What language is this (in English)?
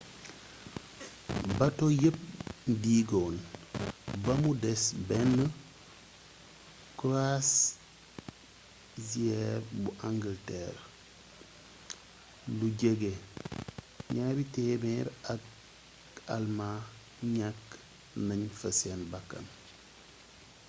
Wolof